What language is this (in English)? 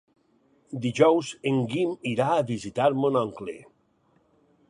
Catalan